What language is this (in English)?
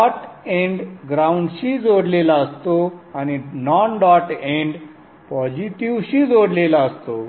Marathi